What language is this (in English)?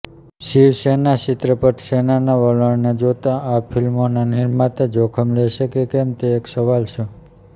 Gujarati